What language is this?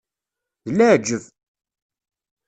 Kabyle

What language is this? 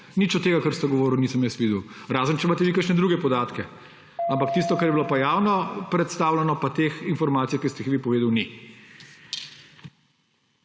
Slovenian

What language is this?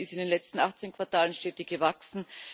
German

